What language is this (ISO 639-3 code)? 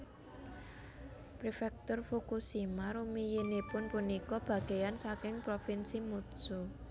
jav